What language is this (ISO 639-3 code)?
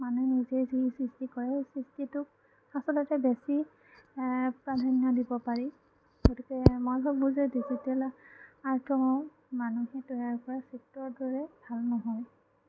asm